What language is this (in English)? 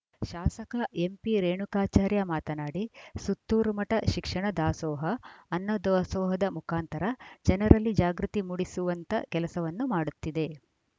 Kannada